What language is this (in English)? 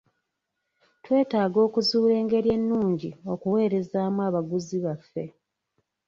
Ganda